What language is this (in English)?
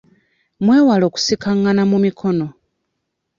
Ganda